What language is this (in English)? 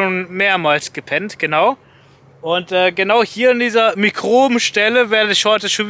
German